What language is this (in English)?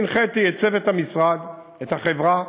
Hebrew